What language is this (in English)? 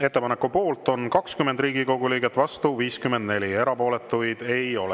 Estonian